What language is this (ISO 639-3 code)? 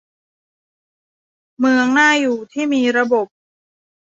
tha